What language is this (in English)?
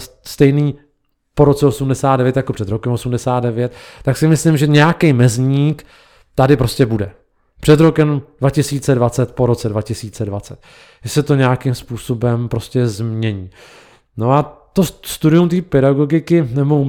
Czech